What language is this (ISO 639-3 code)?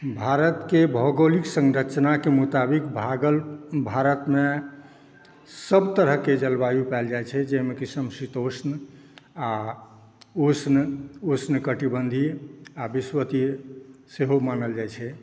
mai